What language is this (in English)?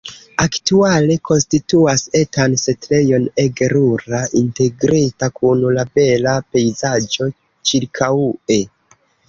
Esperanto